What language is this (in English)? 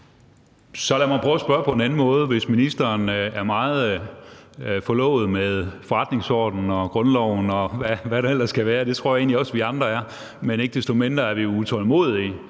Danish